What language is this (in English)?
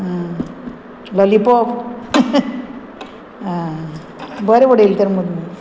Konkani